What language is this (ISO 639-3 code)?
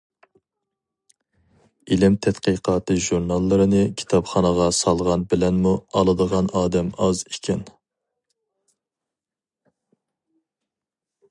uig